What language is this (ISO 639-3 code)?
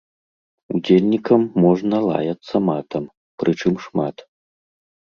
bel